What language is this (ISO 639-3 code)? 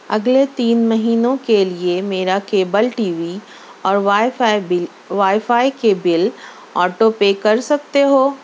urd